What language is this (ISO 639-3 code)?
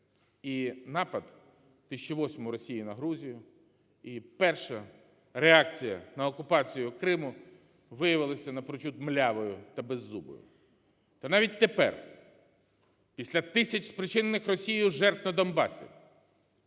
ukr